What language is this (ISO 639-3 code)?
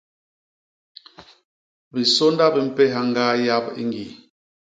bas